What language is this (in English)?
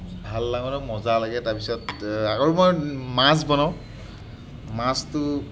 Assamese